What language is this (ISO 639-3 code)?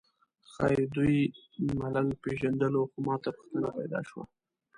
pus